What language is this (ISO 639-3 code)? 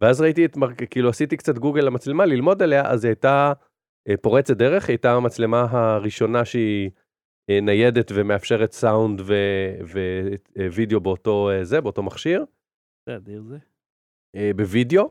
heb